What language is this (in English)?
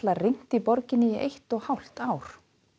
Icelandic